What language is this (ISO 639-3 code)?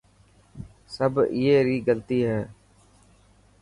mki